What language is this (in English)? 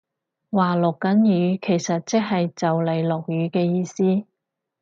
Cantonese